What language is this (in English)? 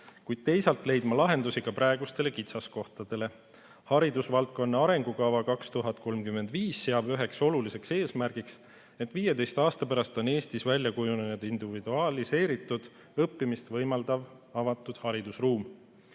Estonian